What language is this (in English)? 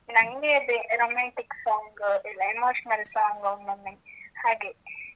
Kannada